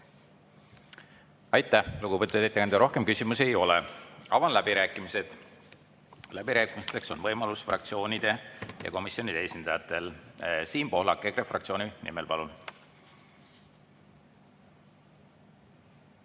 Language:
Estonian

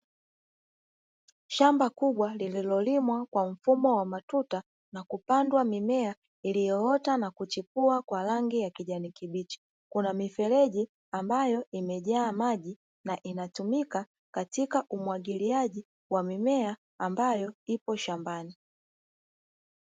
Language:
Swahili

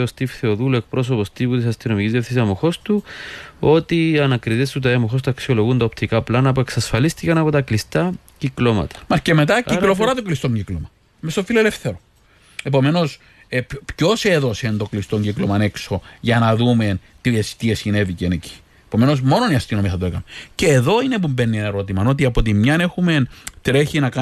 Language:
Greek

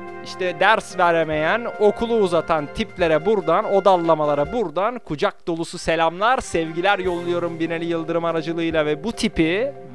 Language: Turkish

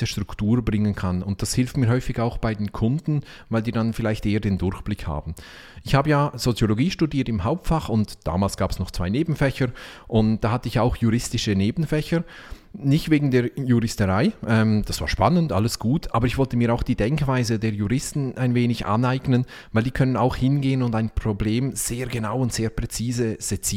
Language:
German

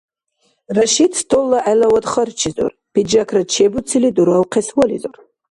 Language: Dargwa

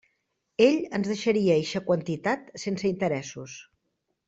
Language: Catalan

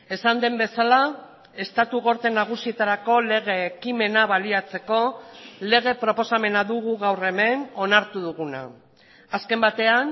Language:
Basque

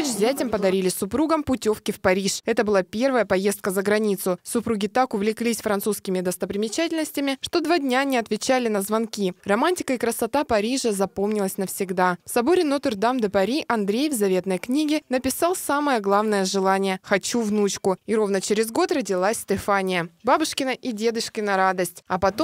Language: Russian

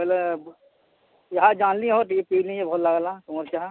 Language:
Odia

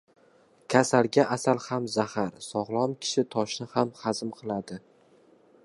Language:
Uzbek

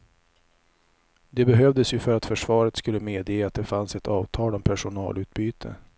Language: Swedish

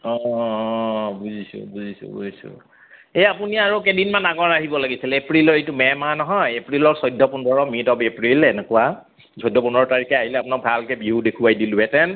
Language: Assamese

